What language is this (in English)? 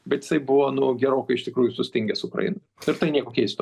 Lithuanian